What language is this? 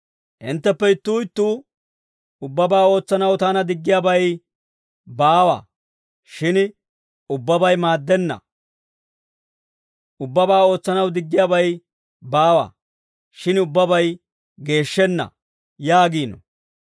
Dawro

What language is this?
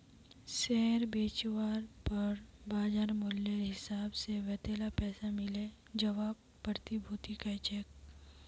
Magahi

